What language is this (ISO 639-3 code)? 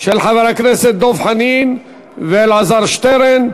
heb